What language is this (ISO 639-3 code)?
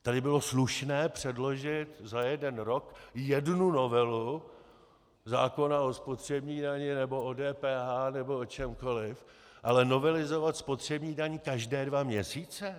ces